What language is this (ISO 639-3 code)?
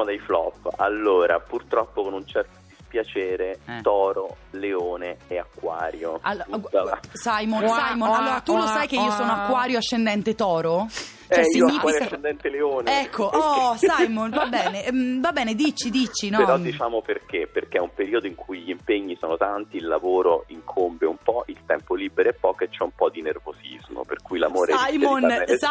ita